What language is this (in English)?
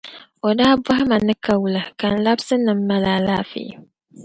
Dagbani